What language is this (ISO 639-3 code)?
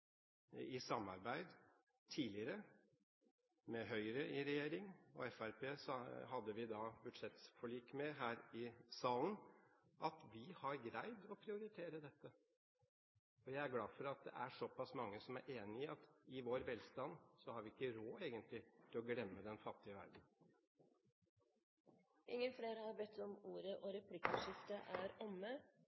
nor